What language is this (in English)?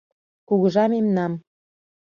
Mari